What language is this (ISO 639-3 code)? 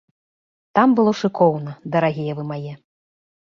bel